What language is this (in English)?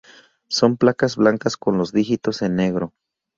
Spanish